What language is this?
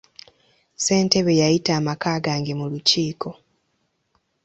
Ganda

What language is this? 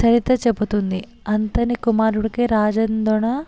Telugu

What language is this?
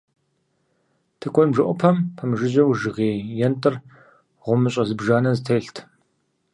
Kabardian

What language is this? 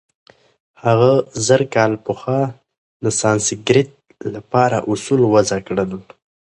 Pashto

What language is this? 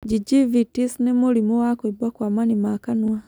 Kikuyu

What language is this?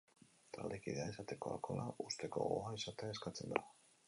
Basque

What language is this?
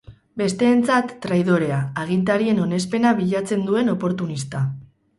Basque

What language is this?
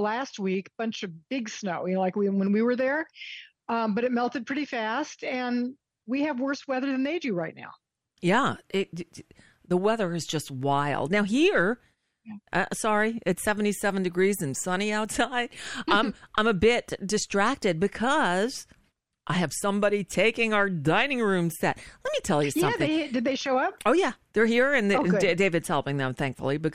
English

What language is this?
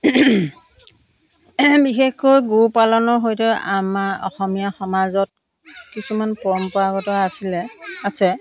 Assamese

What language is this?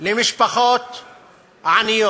Hebrew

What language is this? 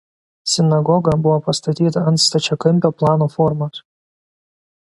Lithuanian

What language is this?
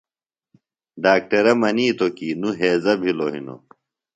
Phalura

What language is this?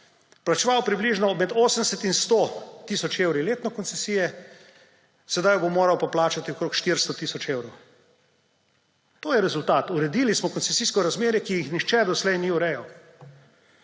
Slovenian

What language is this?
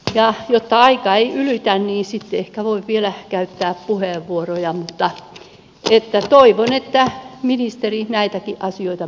Finnish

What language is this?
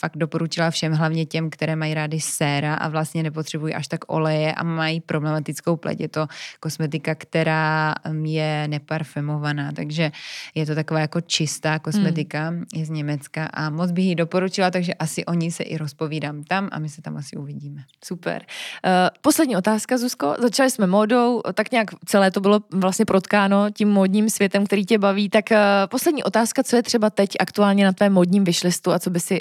Czech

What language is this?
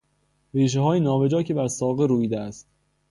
Persian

